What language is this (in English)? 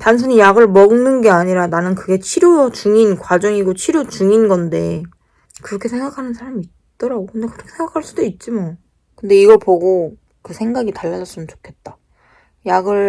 Korean